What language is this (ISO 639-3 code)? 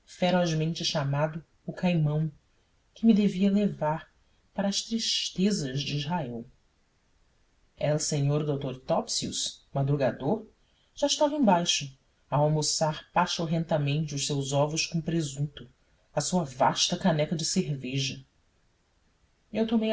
por